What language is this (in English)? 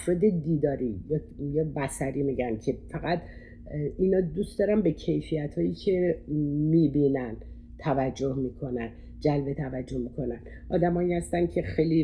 Persian